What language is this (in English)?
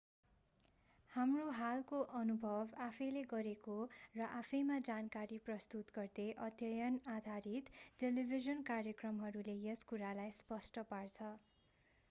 Nepali